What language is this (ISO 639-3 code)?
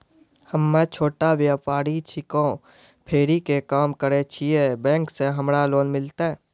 mai